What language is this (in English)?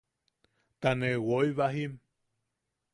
Yaqui